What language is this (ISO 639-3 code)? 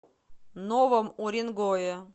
rus